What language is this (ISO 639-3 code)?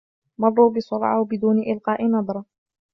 ara